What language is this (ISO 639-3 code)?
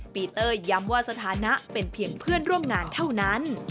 tha